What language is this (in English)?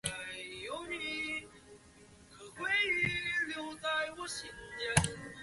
Chinese